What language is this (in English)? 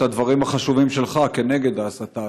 Hebrew